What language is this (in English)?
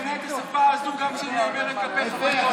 Hebrew